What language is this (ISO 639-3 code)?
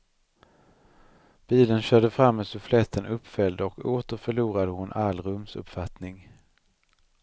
swe